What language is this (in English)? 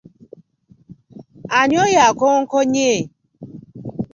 Ganda